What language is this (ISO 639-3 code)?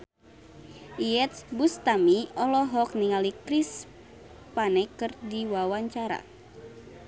sun